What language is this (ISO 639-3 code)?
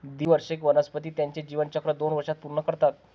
mar